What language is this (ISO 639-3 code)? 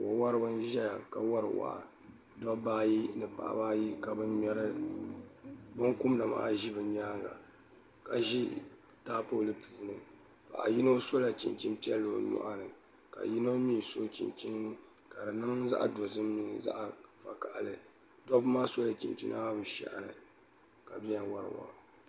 dag